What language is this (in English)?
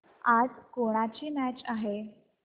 Marathi